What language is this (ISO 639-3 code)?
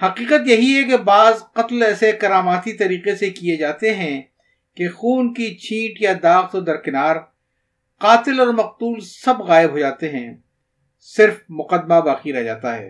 urd